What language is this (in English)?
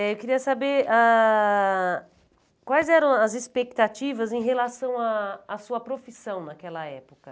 Portuguese